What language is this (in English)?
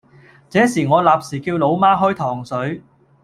Cantonese